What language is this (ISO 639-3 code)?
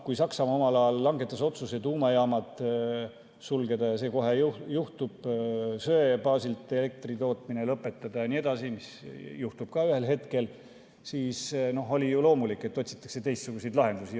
est